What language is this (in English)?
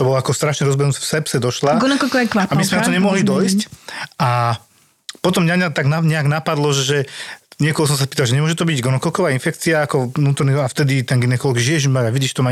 Slovak